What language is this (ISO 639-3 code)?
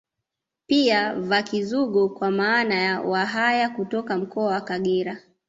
swa